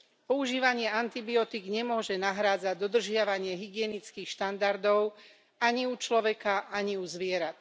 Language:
Slovak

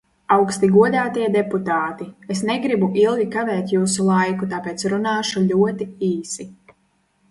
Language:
Latvian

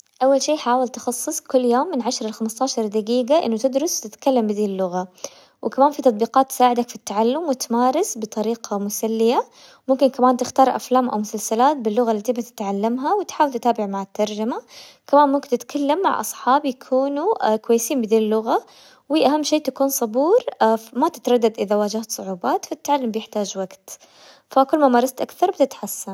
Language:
Hijazi Arabic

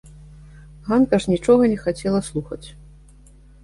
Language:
Belarusian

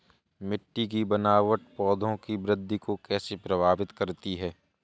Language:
Hindi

